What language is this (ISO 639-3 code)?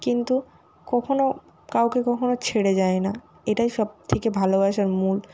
ben